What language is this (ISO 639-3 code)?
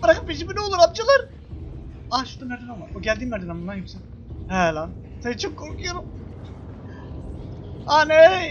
tur